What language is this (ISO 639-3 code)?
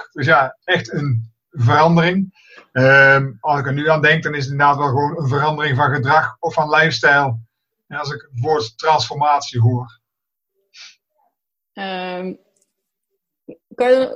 nld